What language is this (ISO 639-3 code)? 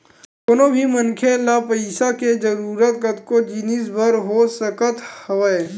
hne